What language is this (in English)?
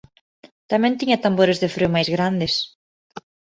Galician